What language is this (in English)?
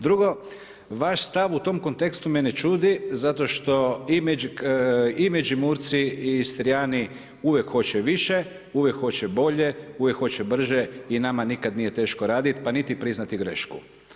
Croatian